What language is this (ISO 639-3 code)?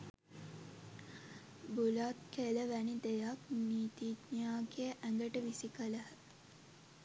sin